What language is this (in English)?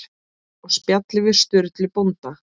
Icelandic